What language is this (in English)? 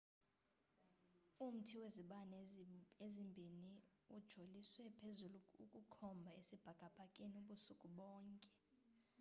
Xhosa